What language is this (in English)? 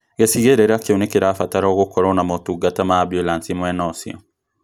Kikuyu